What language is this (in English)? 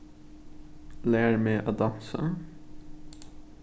Faroese